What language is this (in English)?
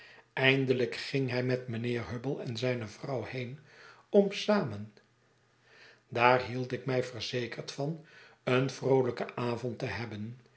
Dutch